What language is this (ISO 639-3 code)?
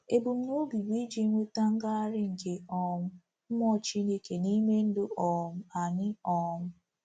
ibo